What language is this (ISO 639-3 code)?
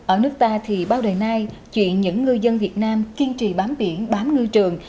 vie